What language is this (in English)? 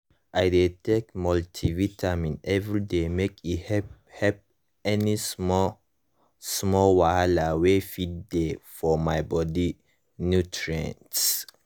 Nigerian Pidgin